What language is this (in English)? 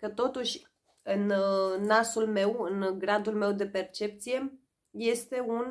Romanian